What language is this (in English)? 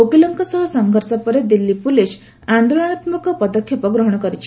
Odia